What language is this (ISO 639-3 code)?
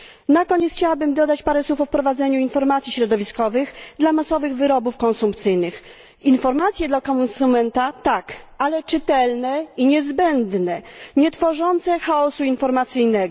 pol